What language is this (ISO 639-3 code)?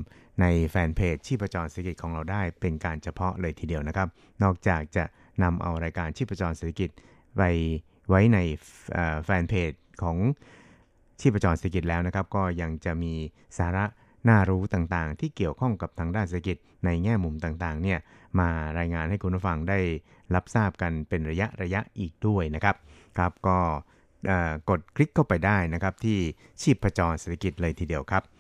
tha